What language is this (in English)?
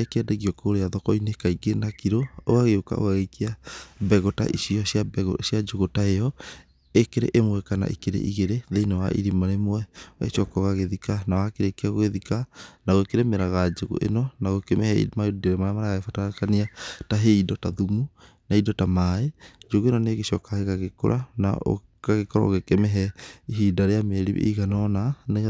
Kikuyu